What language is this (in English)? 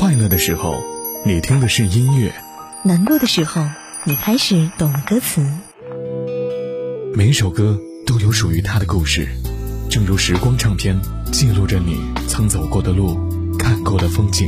Chinese